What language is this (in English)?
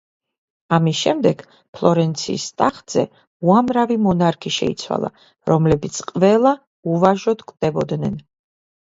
Georgian